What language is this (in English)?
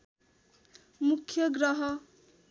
Nepali